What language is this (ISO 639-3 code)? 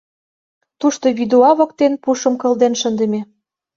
chm